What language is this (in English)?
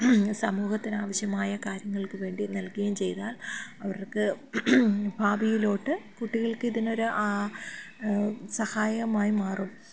Malayalam